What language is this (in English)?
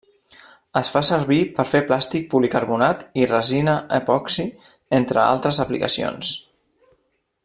Catalan